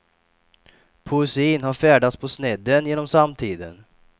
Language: Swedish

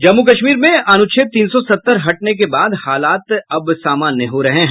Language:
Hindi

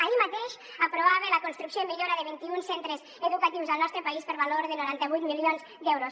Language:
Catalan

